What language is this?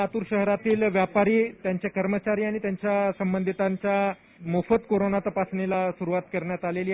Marathi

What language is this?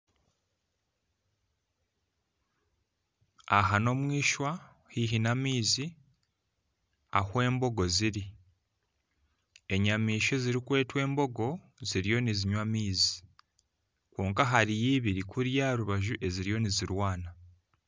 Nyankole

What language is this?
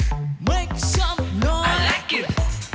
Vietnamese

